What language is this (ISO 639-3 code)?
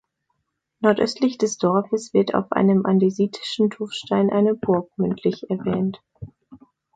deu